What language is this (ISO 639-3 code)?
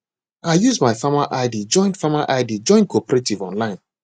pcm